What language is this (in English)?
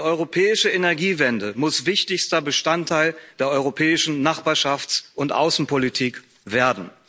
German